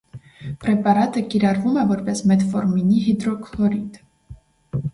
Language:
Armenian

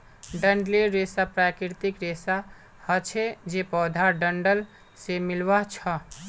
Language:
Magahi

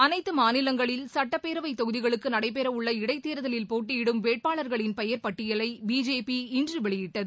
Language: Tamil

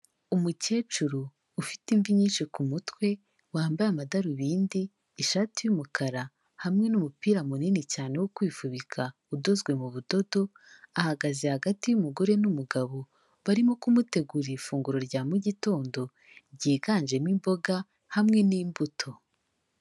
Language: Kinyarwanda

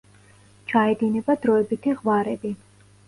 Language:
Georgian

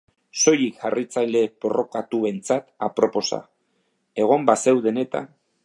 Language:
Basque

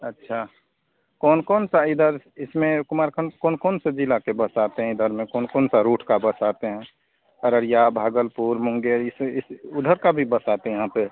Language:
Hindi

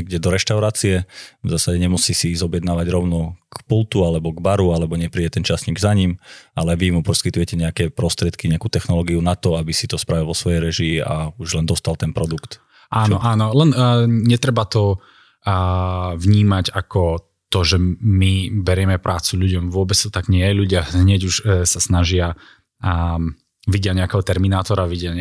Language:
Slovak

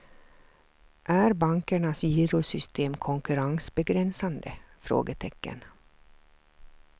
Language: Swedish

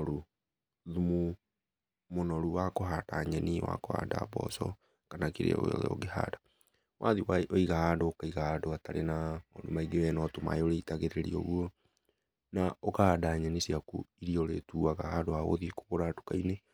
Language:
Kikuyu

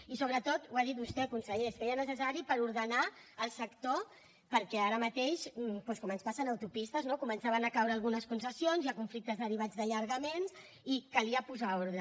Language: Catalan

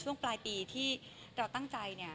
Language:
Thai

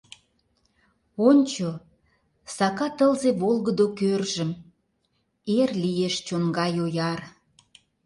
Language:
Mari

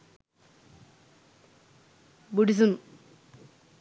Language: Sinhala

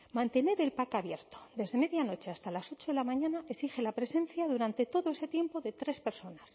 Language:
Spanish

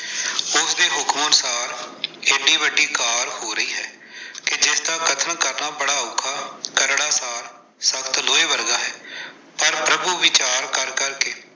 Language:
Punjabi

